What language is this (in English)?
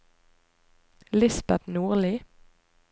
Norwegian